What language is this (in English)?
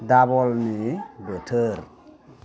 Bodo